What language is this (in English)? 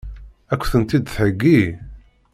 Kabyle